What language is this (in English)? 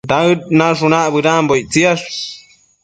Matsés